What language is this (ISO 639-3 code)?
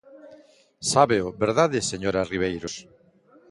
glg